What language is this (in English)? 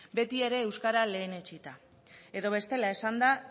Basque